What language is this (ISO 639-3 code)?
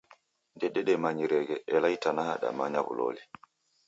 dav